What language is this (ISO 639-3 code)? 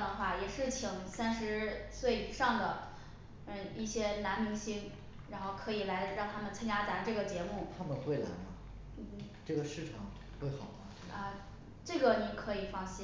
zho